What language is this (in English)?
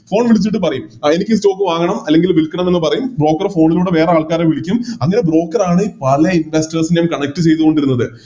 Malayalam